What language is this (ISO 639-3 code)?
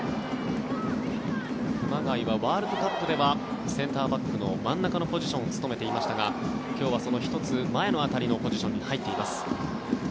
jpn